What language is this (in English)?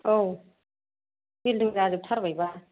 Bodo